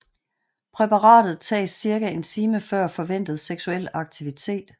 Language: Danish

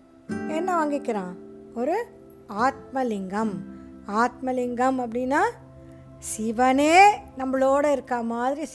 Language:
Tamil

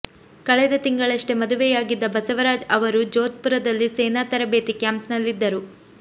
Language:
Kannada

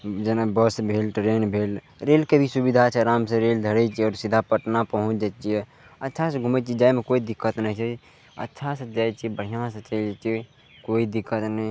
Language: Maithili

